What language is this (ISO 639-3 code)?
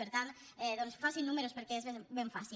cat